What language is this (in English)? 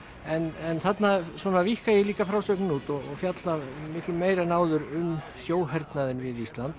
Icelandic